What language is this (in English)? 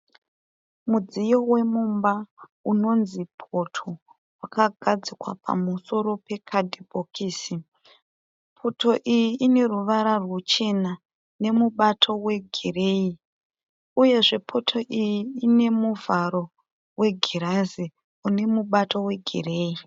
Shona